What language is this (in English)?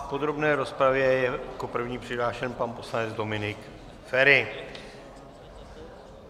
Czech